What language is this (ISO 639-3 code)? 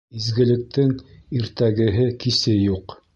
bak